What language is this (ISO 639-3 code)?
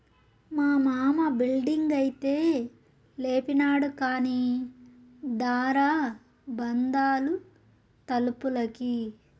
tel